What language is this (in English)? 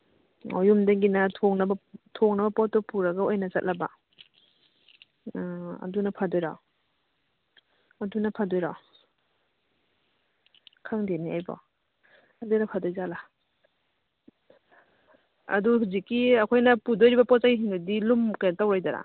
Manipuri